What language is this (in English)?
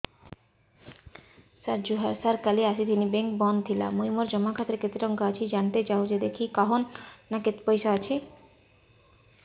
Odia